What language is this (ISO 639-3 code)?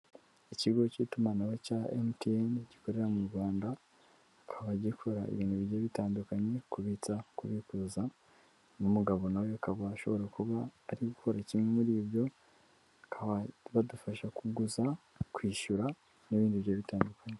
kin